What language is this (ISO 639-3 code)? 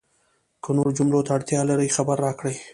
pus